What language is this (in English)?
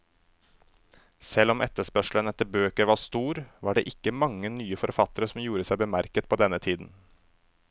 Norwegian